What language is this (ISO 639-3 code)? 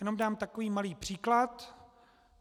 ces